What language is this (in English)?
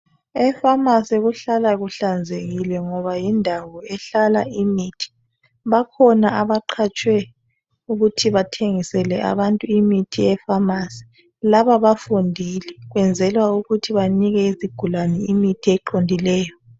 North Ndebele